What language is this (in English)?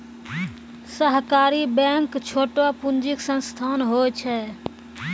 Maithili